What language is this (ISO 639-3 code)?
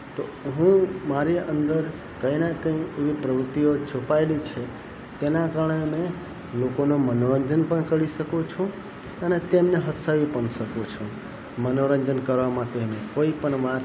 guj